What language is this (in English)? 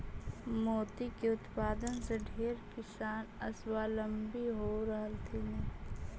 Magahi